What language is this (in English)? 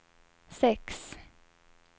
Swedish